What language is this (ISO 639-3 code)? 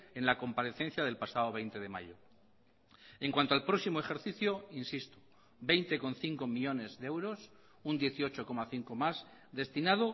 spa